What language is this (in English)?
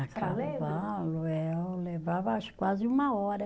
Portuguese